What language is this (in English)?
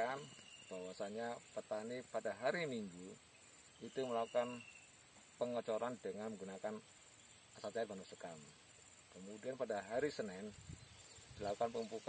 Indonesian